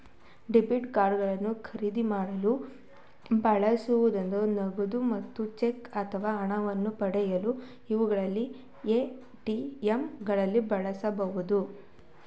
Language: Kannada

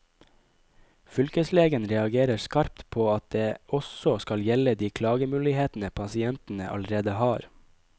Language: Norwegian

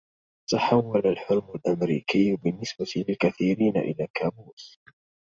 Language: Arabic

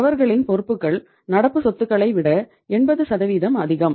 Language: Tamil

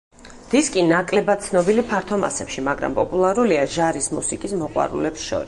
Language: Georgian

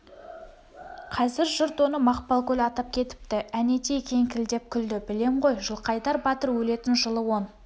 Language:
Kazakh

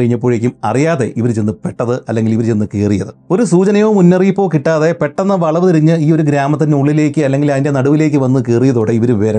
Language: Malayalam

